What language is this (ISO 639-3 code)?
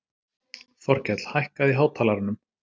isl